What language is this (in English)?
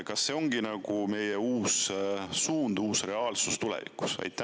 Estonian